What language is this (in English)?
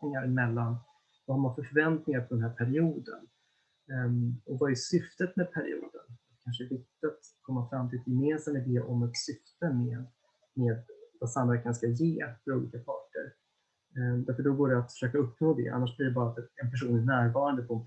Swedish